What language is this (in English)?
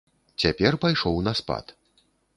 Belarusian